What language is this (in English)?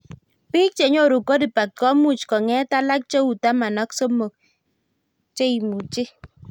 Kalenjin